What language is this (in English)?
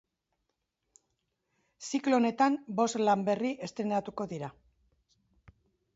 Basque